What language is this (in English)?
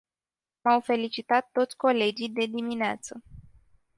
Romanian